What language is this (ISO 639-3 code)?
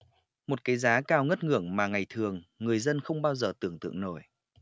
vie